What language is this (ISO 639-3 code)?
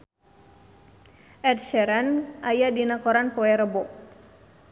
sun